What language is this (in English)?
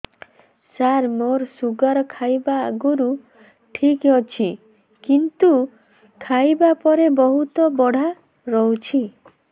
Odia